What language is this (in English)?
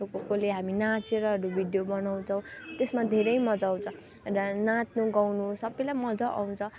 Nepali